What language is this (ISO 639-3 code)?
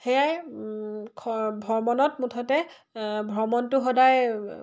asm